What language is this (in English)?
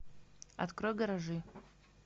Russian